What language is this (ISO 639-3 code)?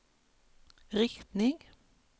swe